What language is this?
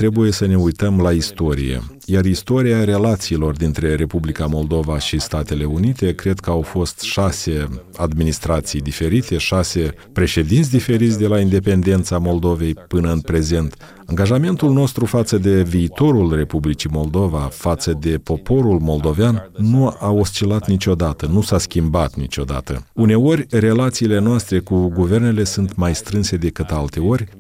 Romanian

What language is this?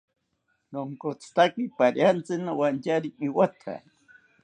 South Ucayali Ashéninka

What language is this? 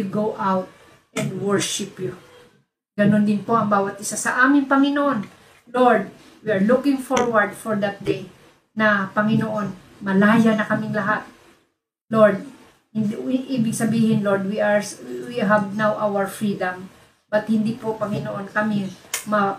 Filipino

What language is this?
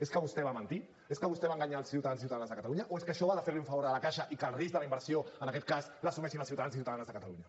Catalan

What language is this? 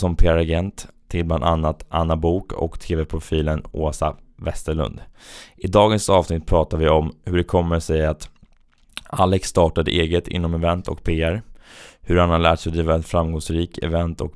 Swedish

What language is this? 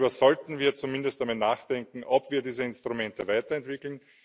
German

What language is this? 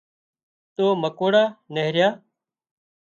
Wadiyara Koli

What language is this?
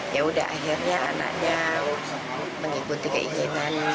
Indonesian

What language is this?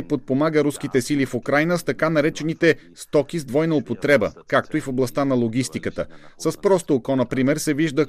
Bulgarian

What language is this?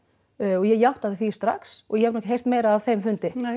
Icelandic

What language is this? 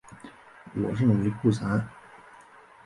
Chinese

